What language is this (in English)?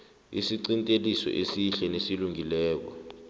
South Ndebele